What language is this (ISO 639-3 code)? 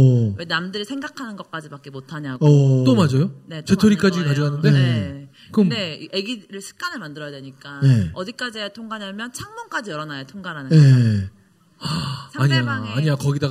kor